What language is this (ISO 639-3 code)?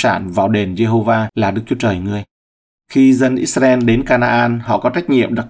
vie